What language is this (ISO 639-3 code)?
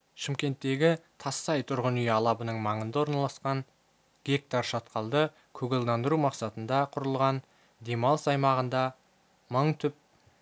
kaz